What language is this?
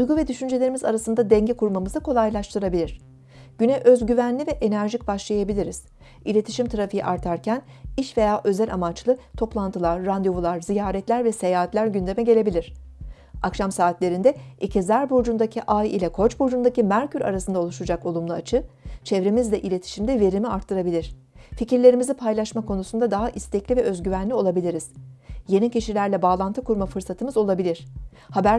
Turkish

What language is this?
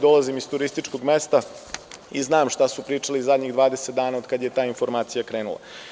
Serbian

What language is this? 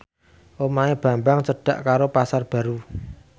Javanese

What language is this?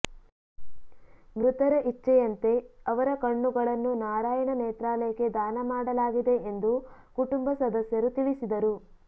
Kannada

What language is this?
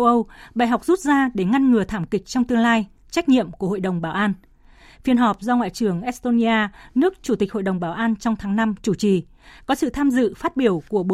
Vietnamese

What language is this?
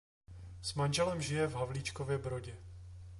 Czech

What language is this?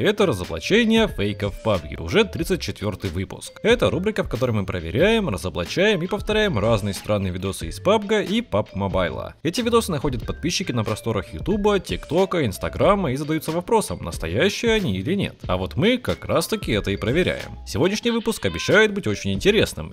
Russian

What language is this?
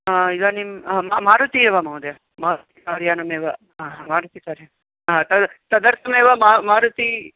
Sanskrit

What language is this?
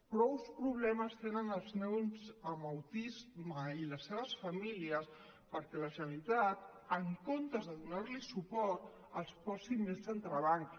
Catalan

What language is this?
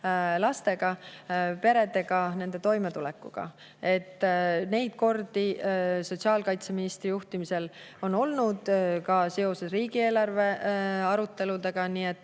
Estonian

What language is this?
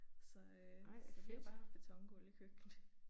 Danish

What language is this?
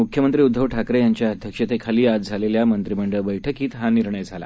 Marathi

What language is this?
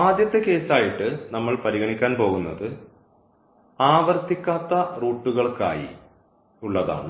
Malayalam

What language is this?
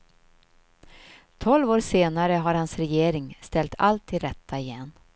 Swedish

